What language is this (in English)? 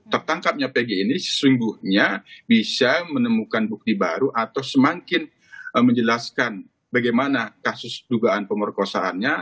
Indonesian